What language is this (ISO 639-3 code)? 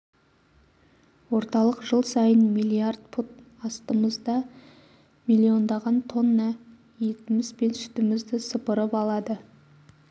kaz